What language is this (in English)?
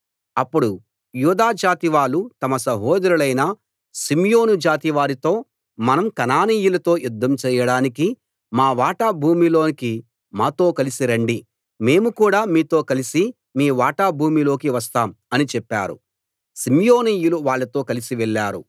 Telugu